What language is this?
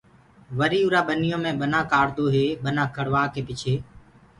Gurgula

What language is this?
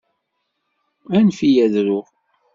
Kabyle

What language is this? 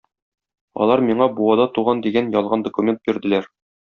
Tatar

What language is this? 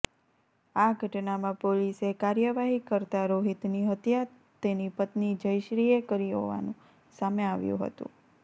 Gujarati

